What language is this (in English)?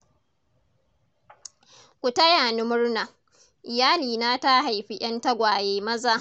Hausa